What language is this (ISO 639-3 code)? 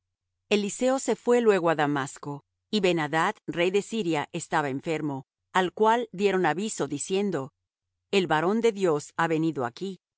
spa